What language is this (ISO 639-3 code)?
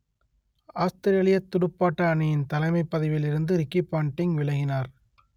tam